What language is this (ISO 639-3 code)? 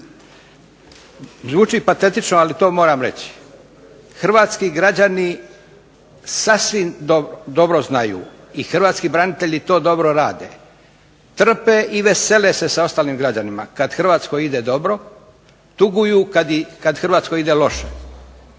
hrv